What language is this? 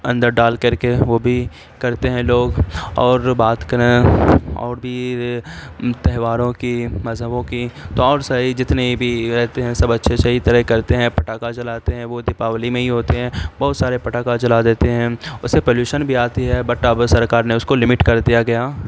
Urdu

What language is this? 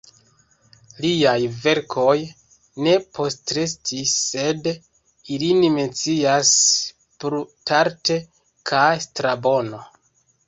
Esperanto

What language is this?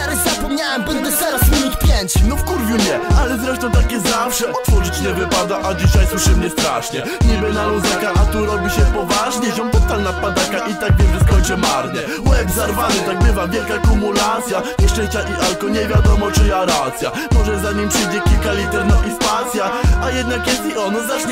Polish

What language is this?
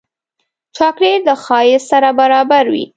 Pashto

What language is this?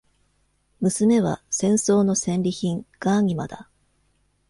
Japanese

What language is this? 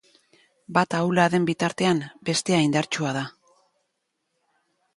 Basque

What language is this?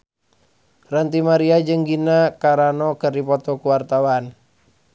Sundanese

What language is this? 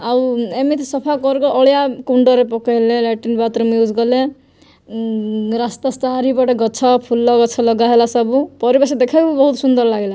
Odia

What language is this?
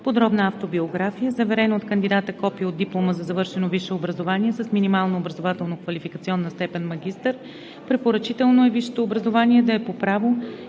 Bulgarian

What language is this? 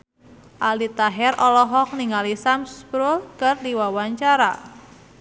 Sundanese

